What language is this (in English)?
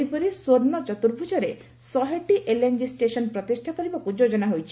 Odia